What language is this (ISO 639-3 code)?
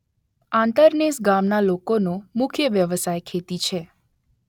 guj